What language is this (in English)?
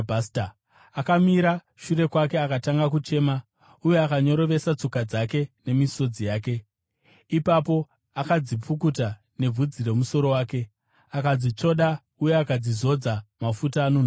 Shona